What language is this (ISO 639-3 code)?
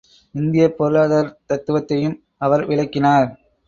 tam